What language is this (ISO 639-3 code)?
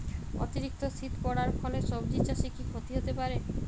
ben